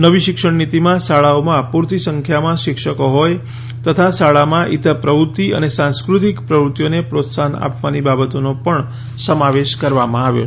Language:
Gujarati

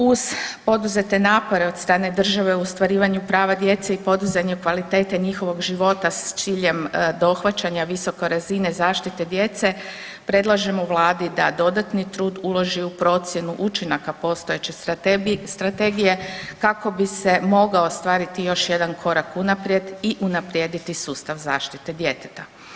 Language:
Croatian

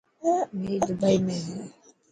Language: Dhatki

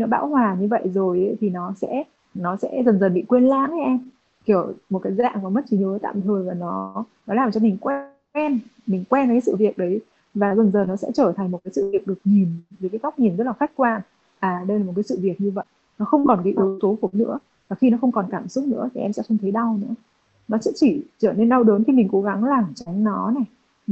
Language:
Vietnamese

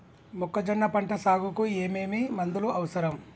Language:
Telugu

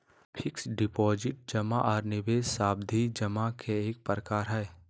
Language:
Magahi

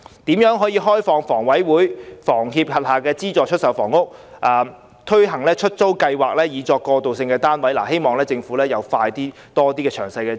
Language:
Cantonese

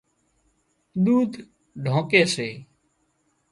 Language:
Wadiyara Koli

